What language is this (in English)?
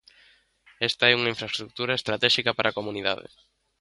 Galician